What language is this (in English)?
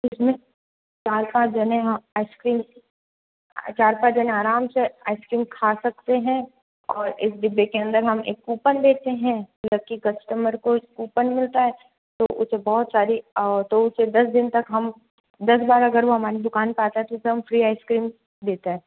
Hindi